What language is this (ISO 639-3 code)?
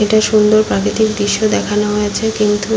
ben